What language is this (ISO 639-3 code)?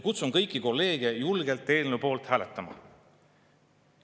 est